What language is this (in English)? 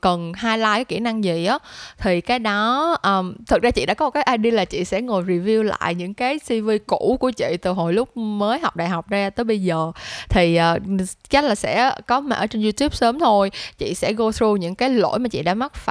Vietnamese